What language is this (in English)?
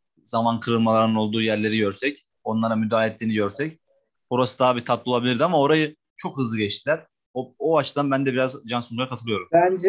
Turkish